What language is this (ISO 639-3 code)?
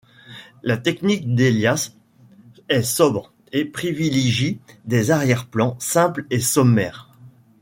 fra